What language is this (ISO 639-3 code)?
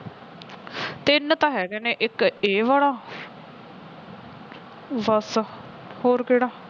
pan